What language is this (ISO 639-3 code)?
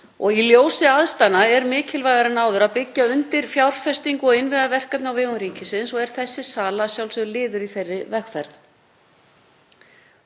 isl